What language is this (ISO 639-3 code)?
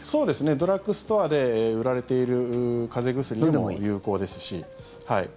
jpn